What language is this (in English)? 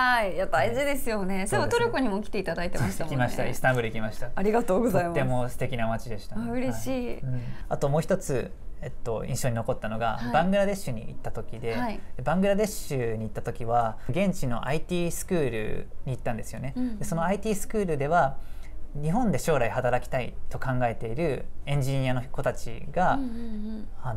Japanese